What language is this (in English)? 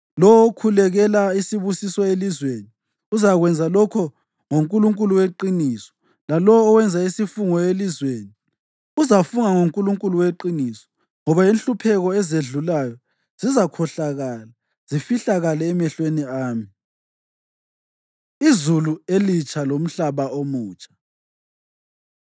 North Ndebele